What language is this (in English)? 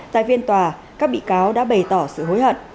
Vietnamese